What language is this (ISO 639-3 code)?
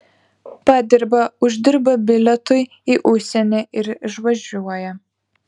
lit